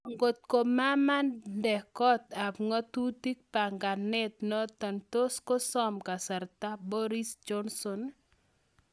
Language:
Kalenjin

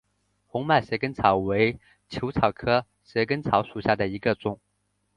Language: Chinese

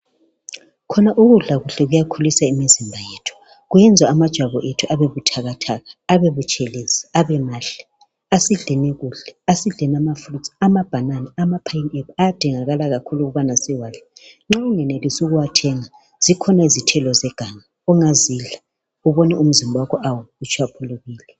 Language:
North Ndebele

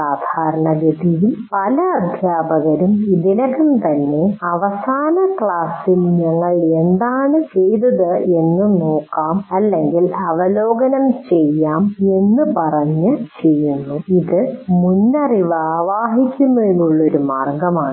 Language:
Malayalam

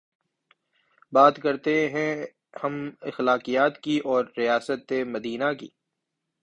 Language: Urdu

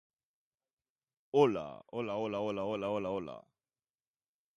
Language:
Basque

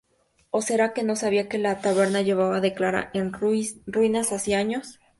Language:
Spanish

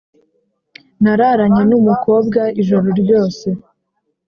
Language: Kinyarwanda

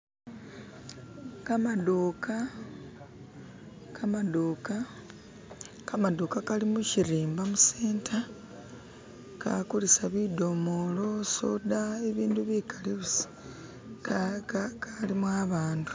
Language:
Masaaba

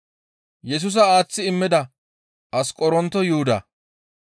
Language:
Gamo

